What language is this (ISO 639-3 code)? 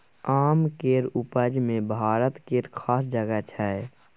mai